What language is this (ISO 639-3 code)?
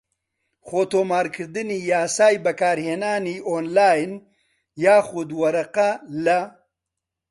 ckb